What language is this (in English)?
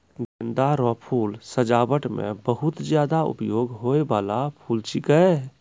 Maithili